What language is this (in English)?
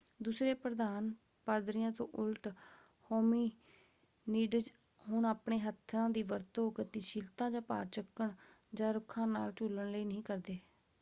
Punjabi